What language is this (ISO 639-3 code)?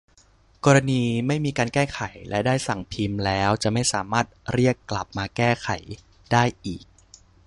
tha